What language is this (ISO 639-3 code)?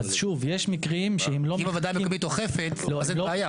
heb